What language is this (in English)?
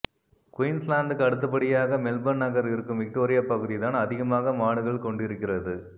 Tamil